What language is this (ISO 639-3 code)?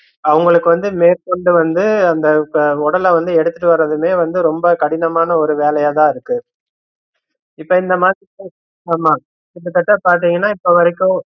tam